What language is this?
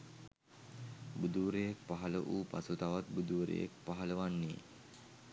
Sinhala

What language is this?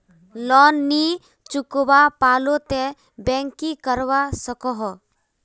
Magahi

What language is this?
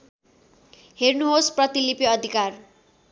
Nepali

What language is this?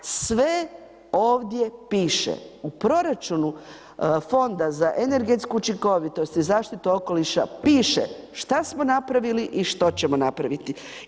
Croatian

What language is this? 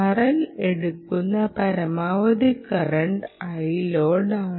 Malayalam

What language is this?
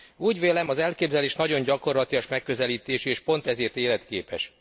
Hungarian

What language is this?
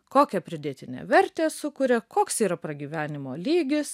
Lithuanian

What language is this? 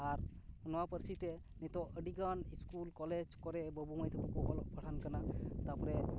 Santali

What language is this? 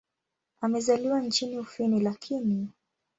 Swahili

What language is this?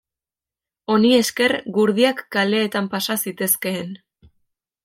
Basque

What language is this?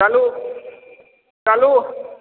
Maithili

